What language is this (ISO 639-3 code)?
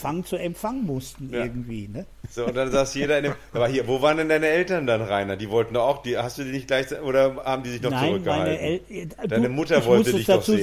deu